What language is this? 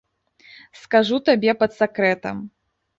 Belarusian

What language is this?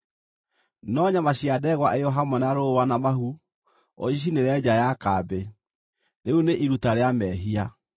Kikuyu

